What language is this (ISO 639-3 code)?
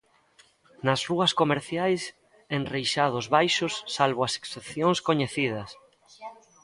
glg